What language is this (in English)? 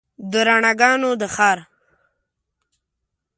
Pashto